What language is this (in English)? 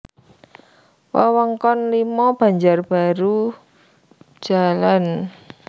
Javanese